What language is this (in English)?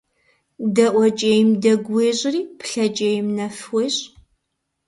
Kabardian